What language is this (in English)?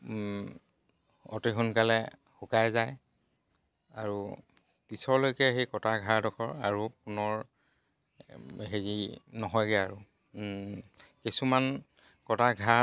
Assamese